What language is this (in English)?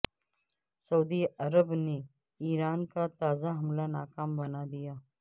Urdu